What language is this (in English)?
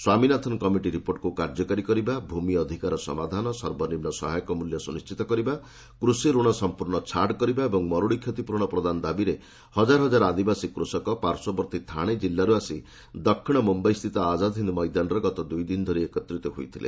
Odia